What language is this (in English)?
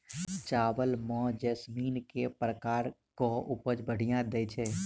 Maithili